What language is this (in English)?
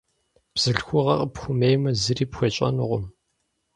Kabardian